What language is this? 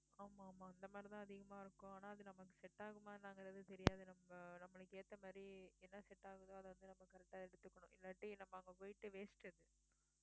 Tamil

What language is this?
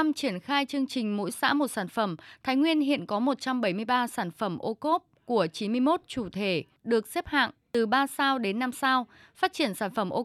Vietnamese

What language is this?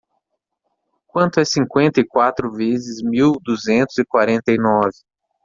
Portuguese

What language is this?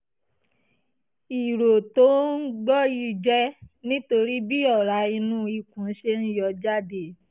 Yoruba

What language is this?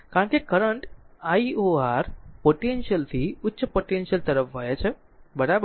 Gujarati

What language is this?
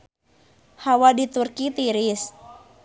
Sundanese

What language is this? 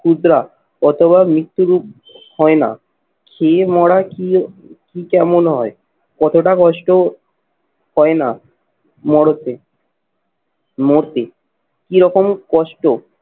Bangla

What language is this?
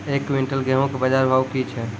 Maithili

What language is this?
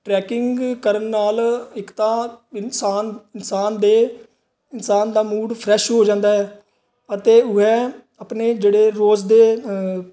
Punjabi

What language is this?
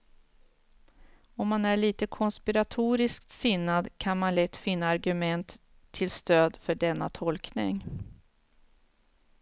Swedish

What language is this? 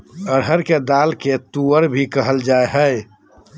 Magahi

